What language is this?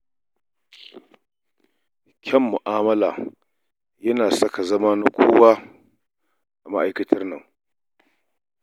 Hausa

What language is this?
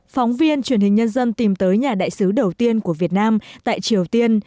Vietnamese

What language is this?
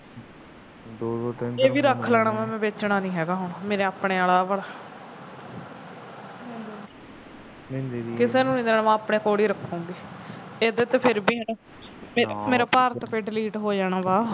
Punjabi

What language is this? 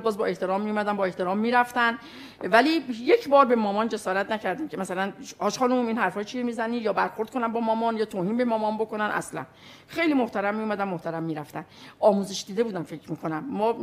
Persian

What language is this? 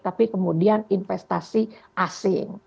Indonesian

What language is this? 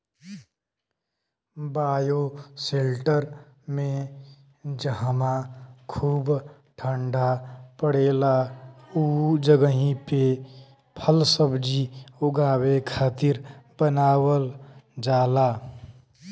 Bhojpuri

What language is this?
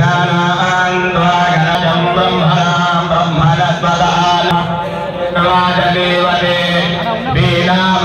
Arabic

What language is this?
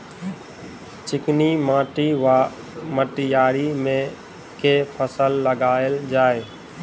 Maithili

